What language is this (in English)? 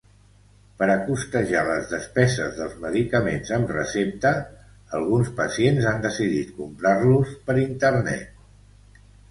Catalan